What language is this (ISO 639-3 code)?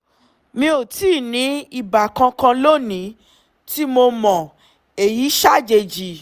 yor